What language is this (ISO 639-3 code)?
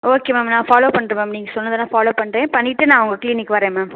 tam